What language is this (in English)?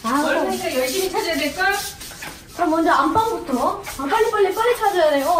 Korean